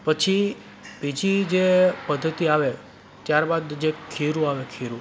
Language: Gujarati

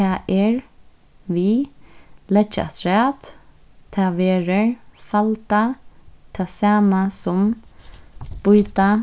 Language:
Faroese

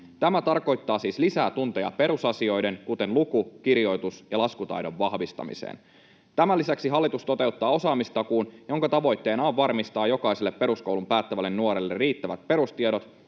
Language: Finnish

